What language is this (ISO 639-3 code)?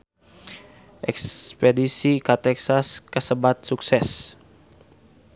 sun